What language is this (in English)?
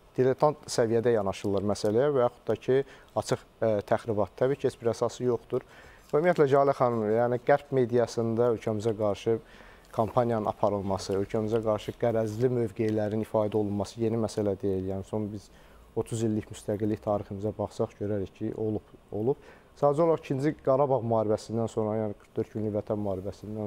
Turkish